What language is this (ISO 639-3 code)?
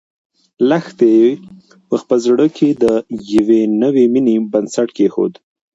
pus